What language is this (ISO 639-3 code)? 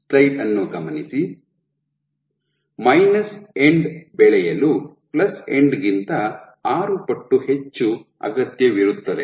kan